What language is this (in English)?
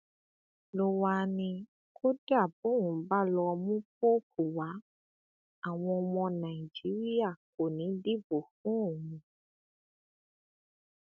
Yoruba